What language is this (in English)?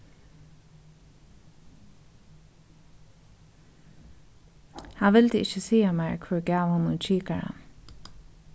Faroese